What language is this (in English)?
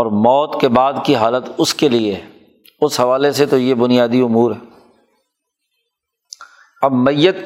Urdu